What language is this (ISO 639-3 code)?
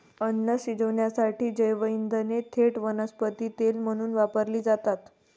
mar